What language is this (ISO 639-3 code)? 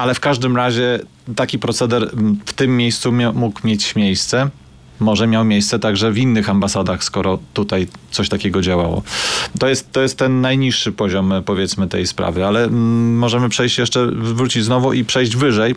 pol